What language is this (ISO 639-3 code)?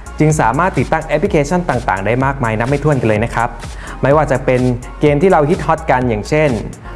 tha